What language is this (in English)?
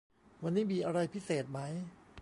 Thai